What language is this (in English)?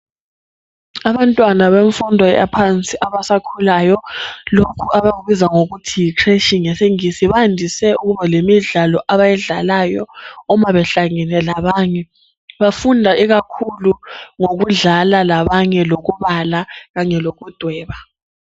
North Ndebele